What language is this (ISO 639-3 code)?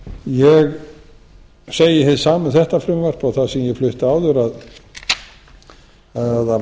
isl